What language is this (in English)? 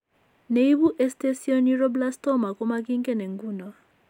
Kalenjin